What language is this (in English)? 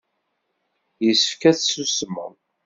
Kabyle